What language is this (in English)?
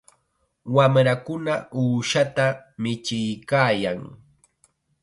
Chiquián Ancash Quechua